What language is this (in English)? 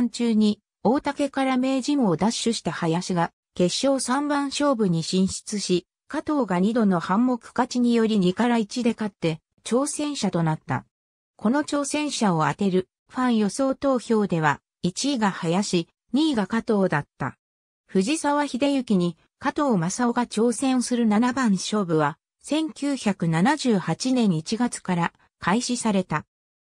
Japanese